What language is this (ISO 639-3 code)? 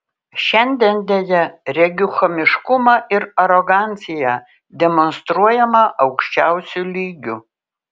lit